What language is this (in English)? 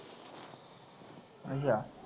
Punjabi